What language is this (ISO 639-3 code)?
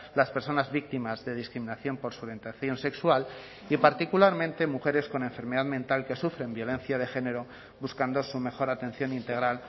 spa